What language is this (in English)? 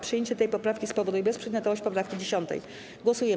Polish